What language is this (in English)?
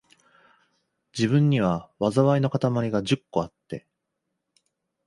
Japanese